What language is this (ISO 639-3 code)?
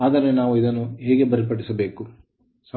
kan